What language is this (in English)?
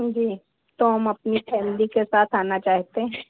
Hindi